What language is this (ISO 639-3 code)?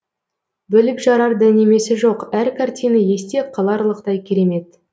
kaz